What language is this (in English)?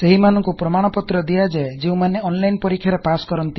Odia